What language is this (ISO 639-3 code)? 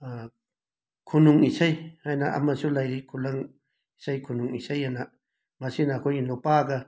mni